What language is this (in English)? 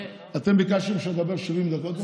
Hebrew